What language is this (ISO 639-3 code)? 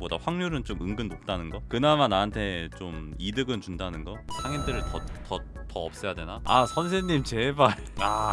kor